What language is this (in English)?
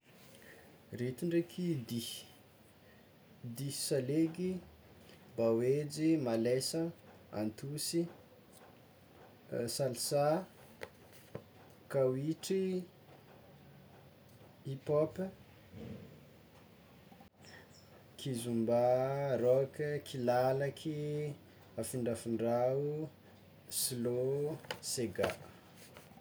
Tsimihety Malagasy